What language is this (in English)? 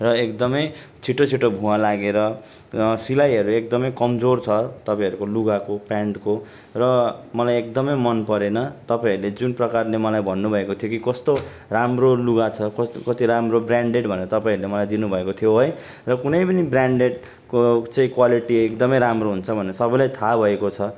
Nepali